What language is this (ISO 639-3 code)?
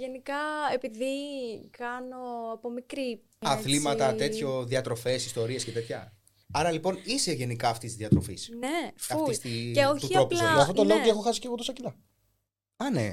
ell